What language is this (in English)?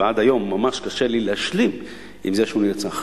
Hebrew